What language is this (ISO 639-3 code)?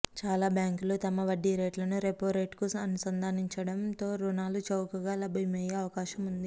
tel